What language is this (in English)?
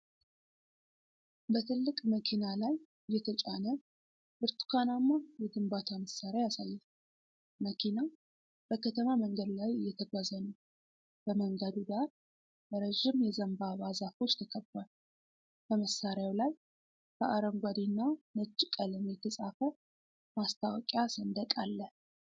Amharic